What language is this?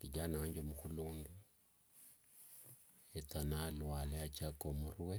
Wanga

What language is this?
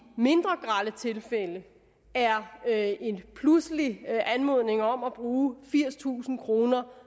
Danish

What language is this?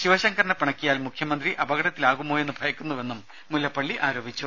Malayalam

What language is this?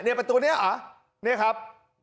Thai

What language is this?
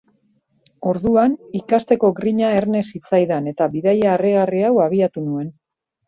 Basque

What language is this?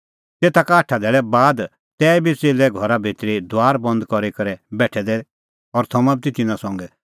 Kullu Pahari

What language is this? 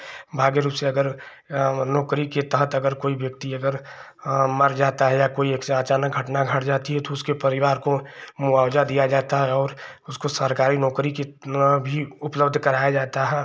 Hindi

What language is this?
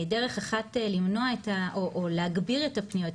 Hebrew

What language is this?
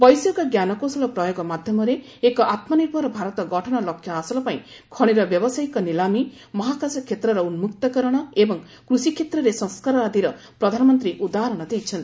Odia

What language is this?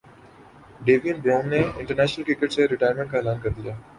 Urdu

